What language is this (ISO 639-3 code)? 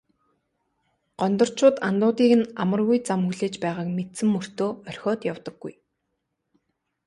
mon